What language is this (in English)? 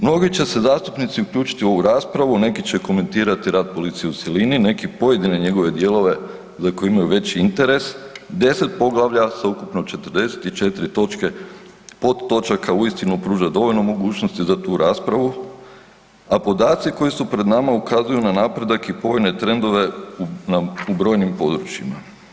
Croatian